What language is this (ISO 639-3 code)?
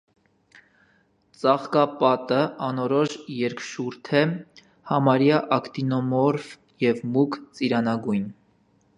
hye